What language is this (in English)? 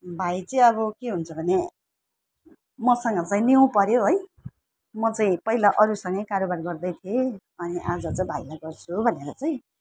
Nepali